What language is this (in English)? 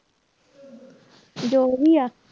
Punjabi